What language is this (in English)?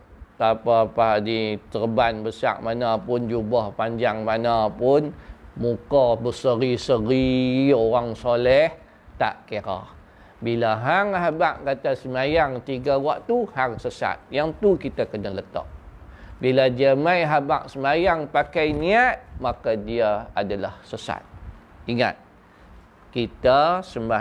Malay